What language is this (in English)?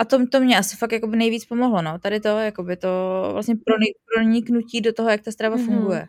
Czech